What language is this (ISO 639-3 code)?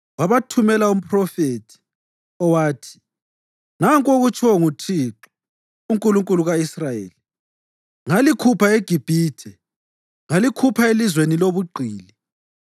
nde